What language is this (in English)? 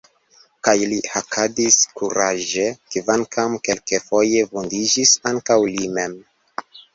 Esperanto